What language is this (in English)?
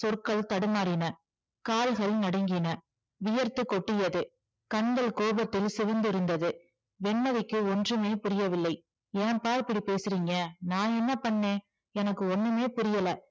Tamil